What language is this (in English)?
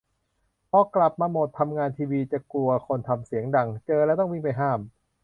Thai